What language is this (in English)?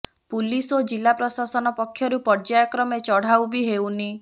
Odia